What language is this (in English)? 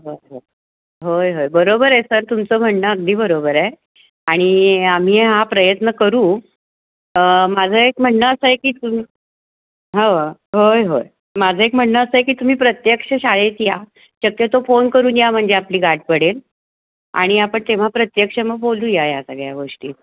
Marathi